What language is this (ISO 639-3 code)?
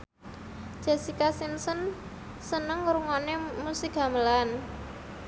jav